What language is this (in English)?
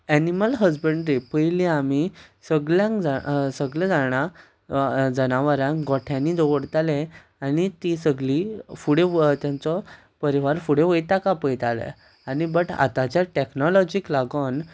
Konkani